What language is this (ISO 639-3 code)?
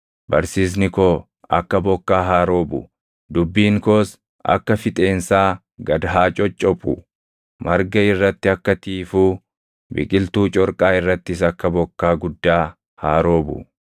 orm